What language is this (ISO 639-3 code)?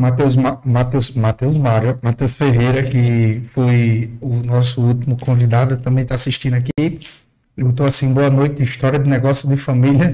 por